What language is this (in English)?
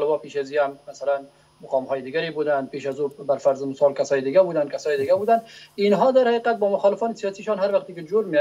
Persian